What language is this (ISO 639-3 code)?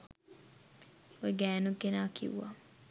sin